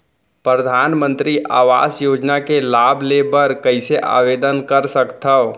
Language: Chhattisgarhi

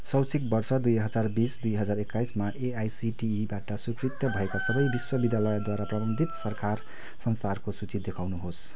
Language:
Nepali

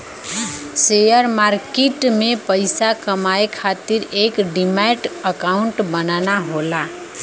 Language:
Bhojpuri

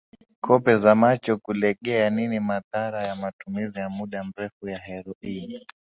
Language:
Swahili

